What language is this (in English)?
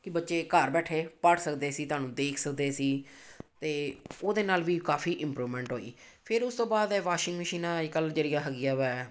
Punjabi